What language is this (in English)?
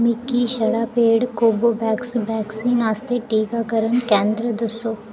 Dogri